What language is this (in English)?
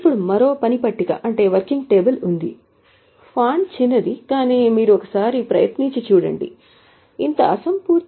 Telugu